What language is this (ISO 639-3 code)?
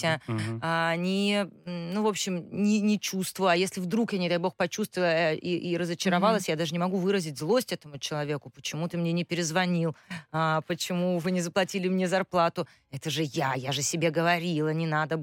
rus